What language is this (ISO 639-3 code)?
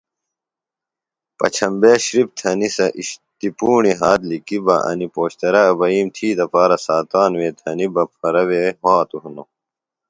phl